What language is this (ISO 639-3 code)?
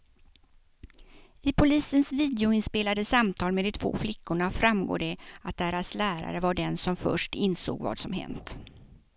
swe